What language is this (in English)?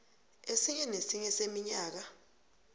South Ndebele